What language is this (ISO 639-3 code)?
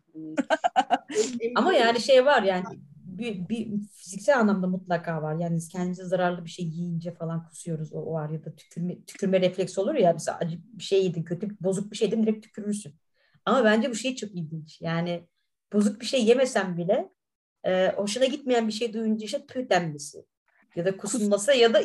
tur